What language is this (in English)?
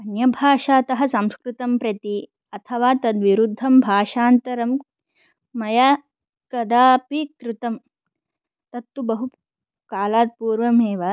Sanskrit